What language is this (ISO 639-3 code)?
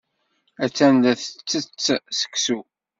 kab